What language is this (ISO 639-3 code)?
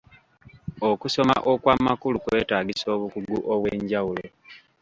lug